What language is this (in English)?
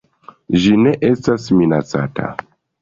Esperanto